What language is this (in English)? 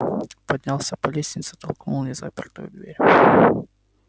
Russian